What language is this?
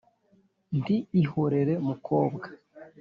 Kinyarwanda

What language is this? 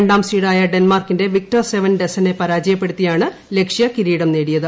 Malayalam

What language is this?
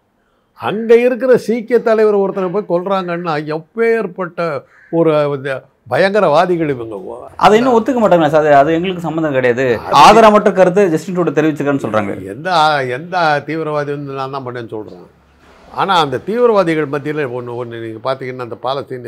Tamil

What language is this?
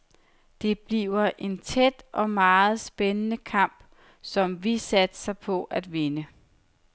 Danish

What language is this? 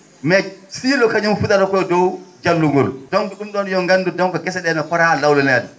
Fula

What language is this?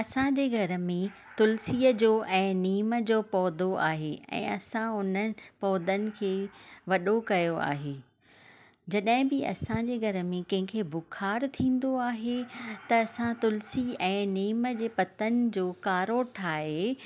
Sindhi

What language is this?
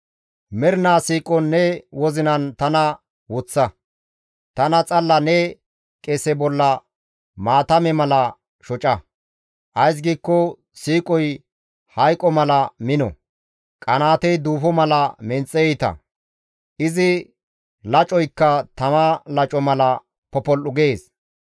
Gamo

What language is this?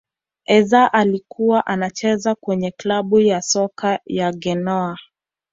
Swahili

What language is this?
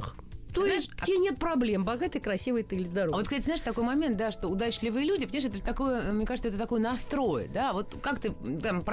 Russian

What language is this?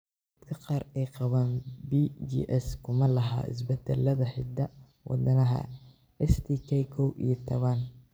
Somali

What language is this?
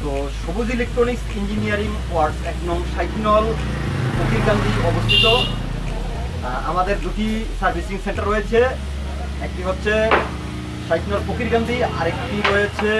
Bangla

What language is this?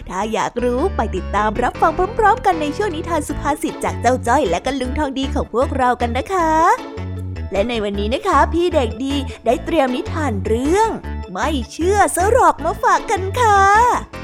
Thai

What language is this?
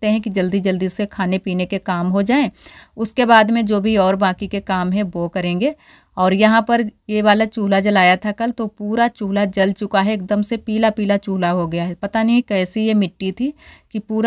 Hindi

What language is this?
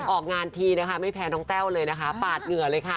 Thai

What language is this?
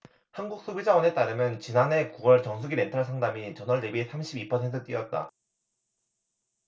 Korean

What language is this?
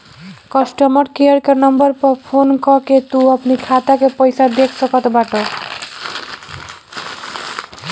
Bhojpuri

